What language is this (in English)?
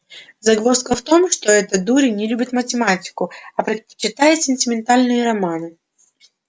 Russian